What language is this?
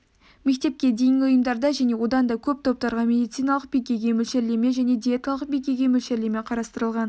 Kazakh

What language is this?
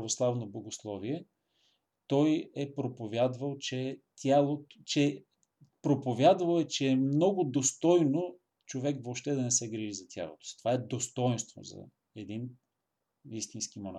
Bulgarian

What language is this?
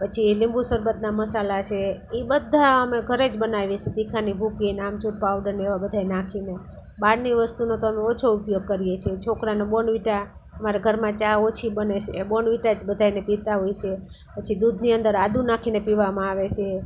Gujarati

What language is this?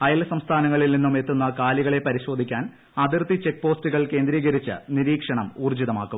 Malayalam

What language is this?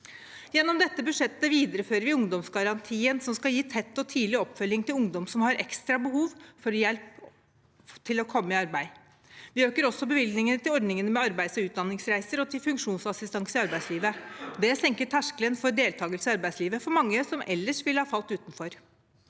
Norwegian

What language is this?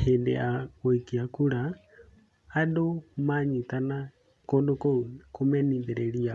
Kikuyu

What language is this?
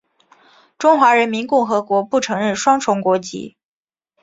Chinese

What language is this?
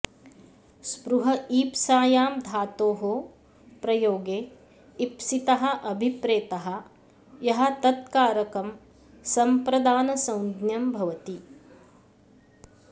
Sanskrit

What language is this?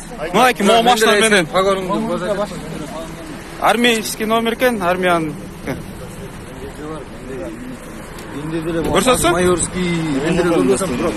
Turkish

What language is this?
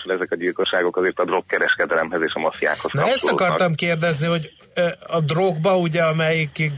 Hungarian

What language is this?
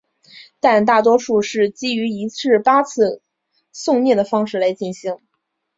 Chinese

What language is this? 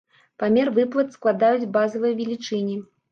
Belarusian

